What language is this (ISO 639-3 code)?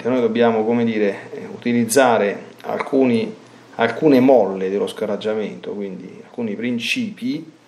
ita